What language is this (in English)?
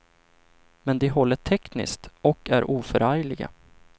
Swedish